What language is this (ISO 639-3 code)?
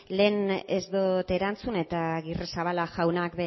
eus